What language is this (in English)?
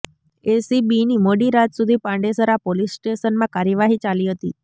Gujarati